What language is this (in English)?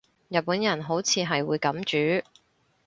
Cantonese